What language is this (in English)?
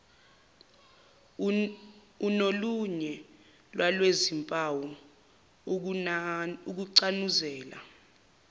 Zulu